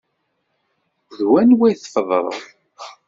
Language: Kabyle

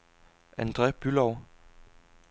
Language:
Danish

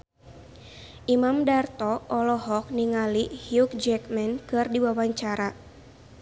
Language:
Sundanese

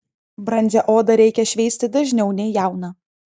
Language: Lithuanian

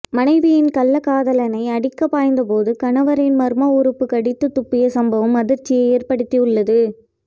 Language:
Tamil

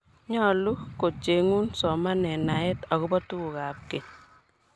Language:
Kalenjin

